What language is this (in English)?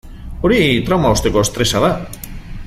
Basque